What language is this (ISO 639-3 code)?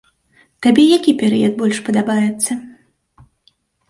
bel